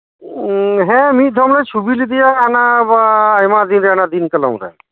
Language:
Santali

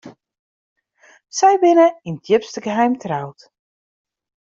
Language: Western Frisian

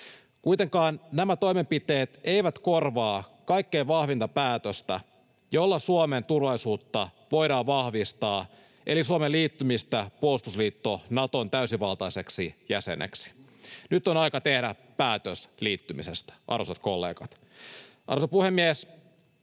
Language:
Finnish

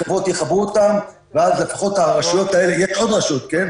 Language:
Hebrew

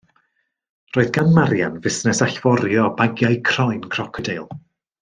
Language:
Welsh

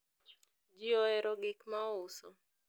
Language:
Luo (Kenya and Tanzania)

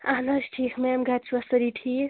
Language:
Kashmiri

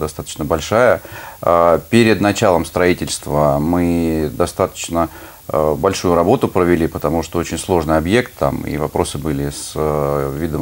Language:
Russian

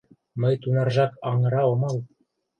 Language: Mari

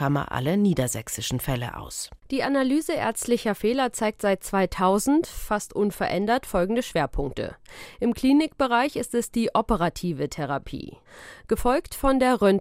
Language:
German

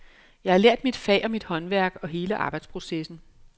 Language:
Danish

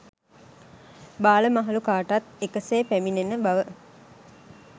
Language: Sinhala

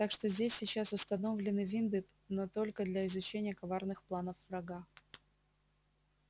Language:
Russian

